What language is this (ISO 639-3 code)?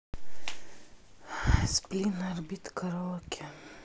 rus